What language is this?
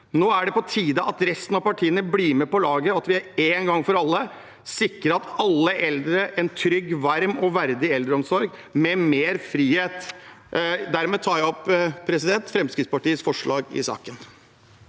Norwegian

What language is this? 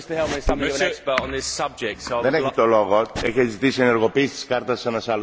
French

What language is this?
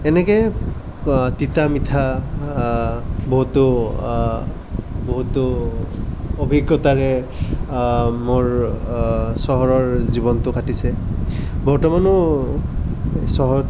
Assamese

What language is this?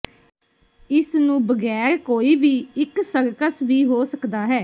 Punjabi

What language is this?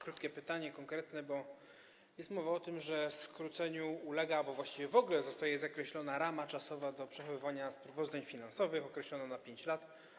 Polish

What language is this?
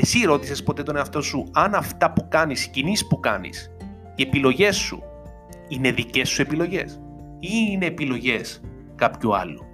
Greek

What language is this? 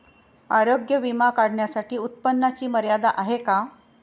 Marathi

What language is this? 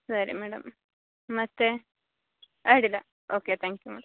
Kannada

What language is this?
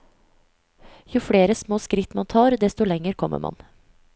Norwegian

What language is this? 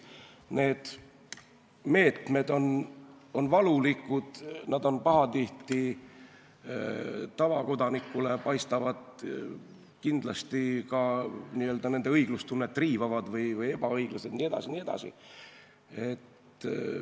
Estonian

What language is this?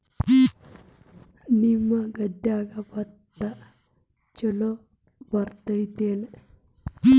Kannada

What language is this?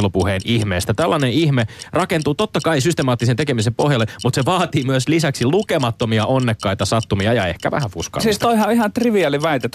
Finnish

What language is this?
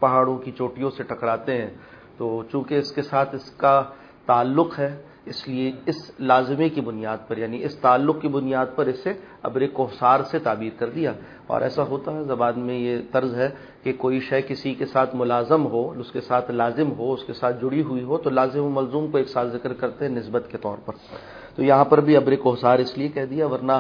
Urdu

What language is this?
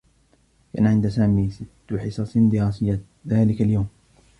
Arabic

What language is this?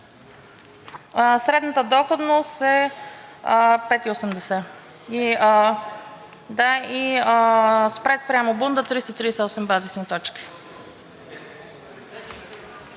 Bulgarian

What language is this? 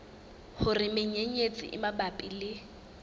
Southern Sotho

